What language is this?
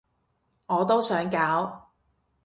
Cantonese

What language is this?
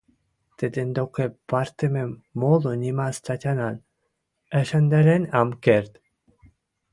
Western Mari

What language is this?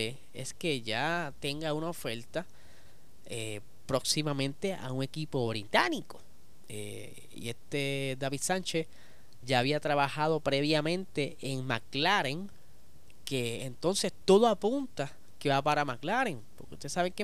Spanish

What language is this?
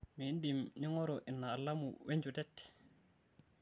Masai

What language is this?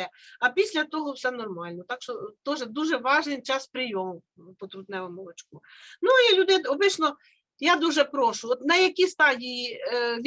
Ukrainian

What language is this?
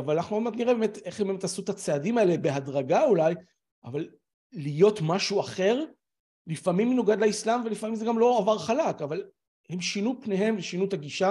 Hebrew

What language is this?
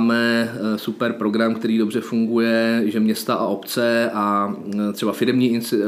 Czech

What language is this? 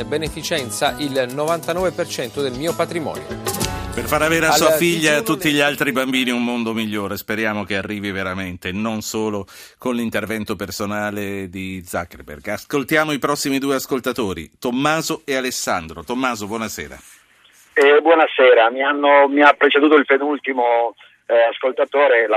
Italian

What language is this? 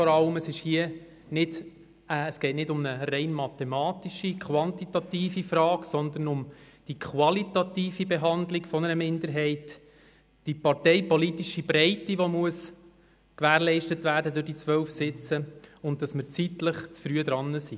Swiss German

